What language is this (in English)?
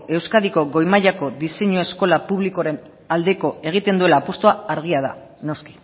Basque